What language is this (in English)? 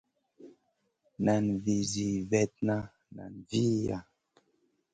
Masana